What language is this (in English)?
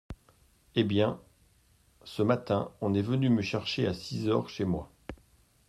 French